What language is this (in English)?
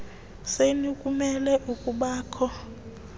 Xhosa